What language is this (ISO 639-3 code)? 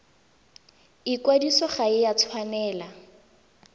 tsn